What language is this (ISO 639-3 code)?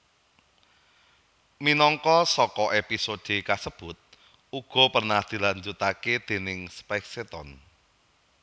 jav